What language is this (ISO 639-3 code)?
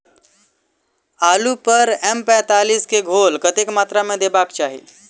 mai